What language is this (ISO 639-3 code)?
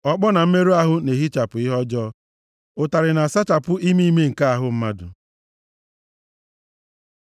ibo